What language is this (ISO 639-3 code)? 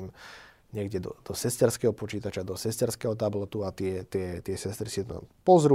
slk